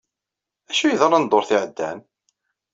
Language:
Kabyle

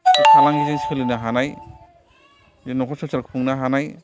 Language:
Bodo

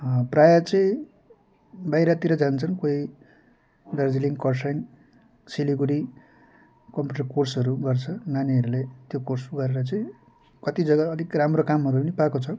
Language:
Nepali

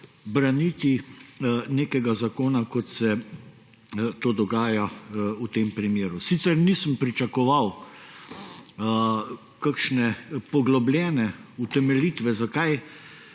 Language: Slovenian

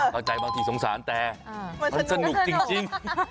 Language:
Thai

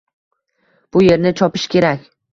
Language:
Uzbek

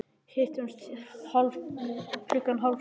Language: Icelandic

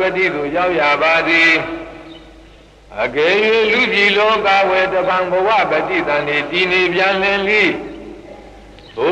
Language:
Romanian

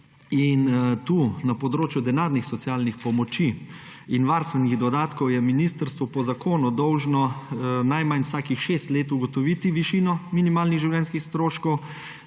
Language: Slovenian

